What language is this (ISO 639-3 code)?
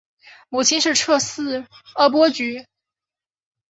zho